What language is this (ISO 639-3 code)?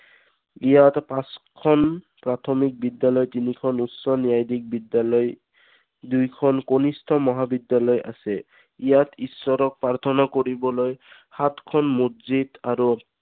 asm